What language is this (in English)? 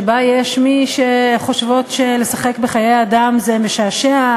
Hebrew